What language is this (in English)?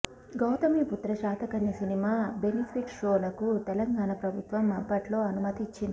Telugu